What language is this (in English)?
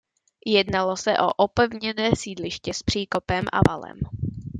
Czech